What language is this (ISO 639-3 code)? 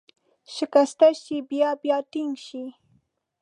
pus